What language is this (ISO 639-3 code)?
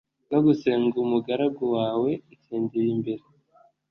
kin